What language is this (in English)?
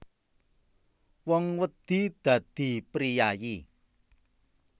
Javanese